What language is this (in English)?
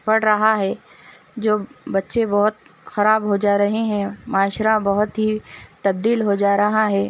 Urdu